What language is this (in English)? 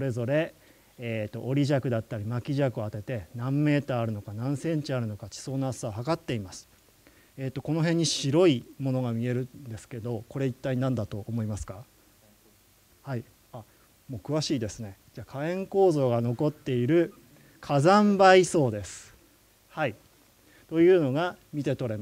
Japanese